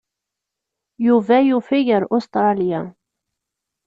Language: Kabyle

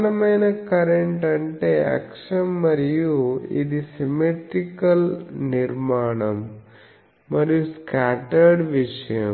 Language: Telugu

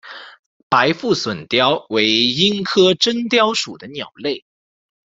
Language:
Chinese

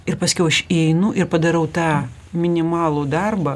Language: Lithuanian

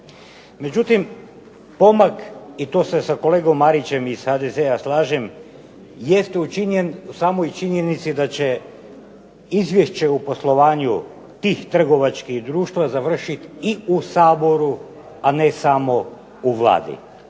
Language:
Croatian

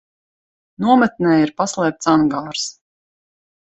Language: Latvian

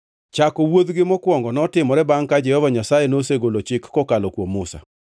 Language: Luo (Kenya and Tanzania)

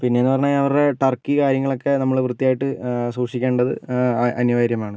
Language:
Malayalam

